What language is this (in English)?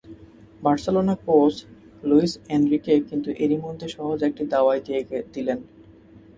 Bangla